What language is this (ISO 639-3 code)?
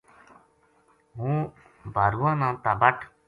gju